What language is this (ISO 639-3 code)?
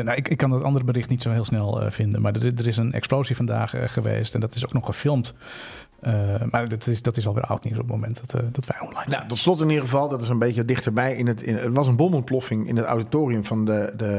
nld